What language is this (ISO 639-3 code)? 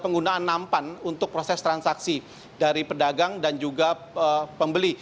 ind